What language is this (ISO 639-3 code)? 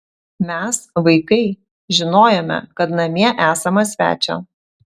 lit